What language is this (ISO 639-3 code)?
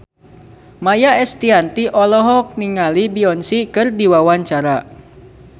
sun